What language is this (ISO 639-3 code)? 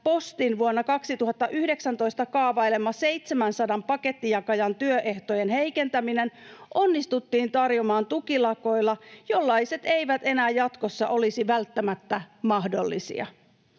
fin